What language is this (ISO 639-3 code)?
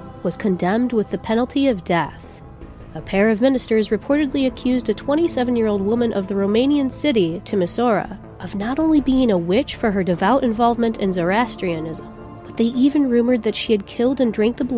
eng